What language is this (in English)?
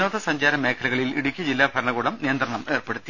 Malayalam